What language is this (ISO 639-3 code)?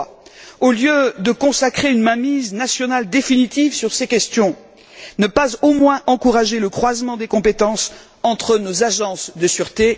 fra